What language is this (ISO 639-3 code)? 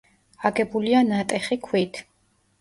kat